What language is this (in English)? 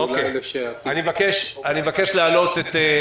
Hebrew